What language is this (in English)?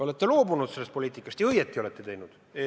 Estonian